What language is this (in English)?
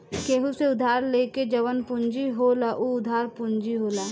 Bhojpuri